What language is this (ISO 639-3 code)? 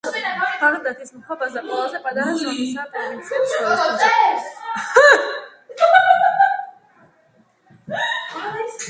kat